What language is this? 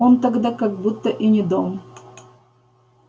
Russian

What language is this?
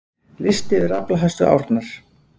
Icelandic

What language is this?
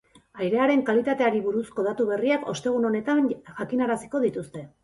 Basque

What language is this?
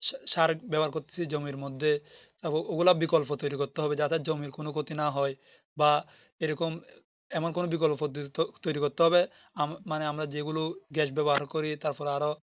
Bangla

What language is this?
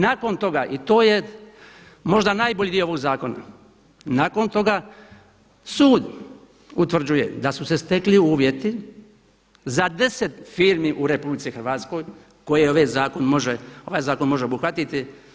Croatian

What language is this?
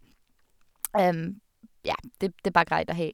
Norwegian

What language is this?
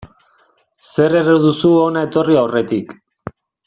Basque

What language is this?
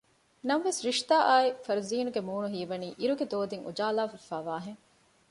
Divehi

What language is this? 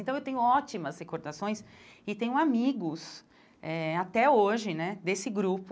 Portuguese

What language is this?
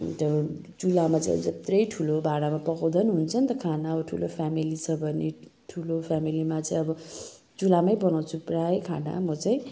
Nepali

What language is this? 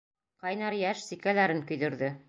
Bashkir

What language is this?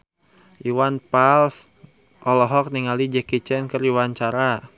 Sundanese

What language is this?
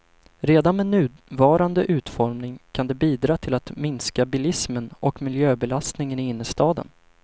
Swedish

